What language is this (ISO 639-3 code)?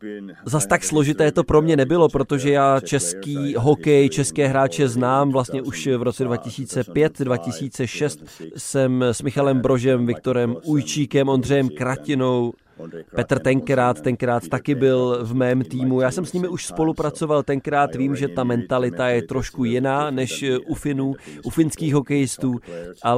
ces